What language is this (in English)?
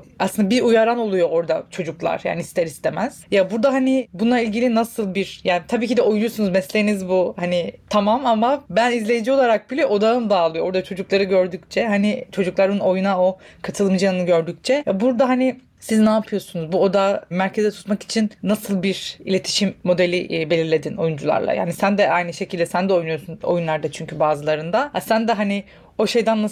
Turkish